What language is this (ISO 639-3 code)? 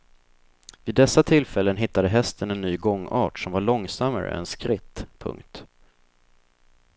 swe